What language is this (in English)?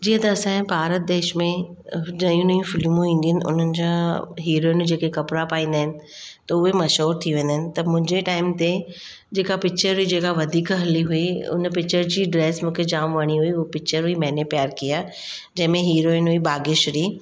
Sindhi